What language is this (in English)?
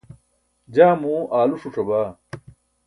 Burushaski